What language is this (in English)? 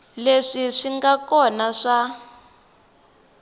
Tsonga